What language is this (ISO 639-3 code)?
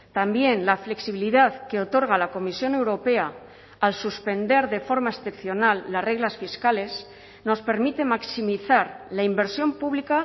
spa